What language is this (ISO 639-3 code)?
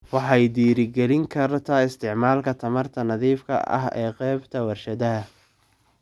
som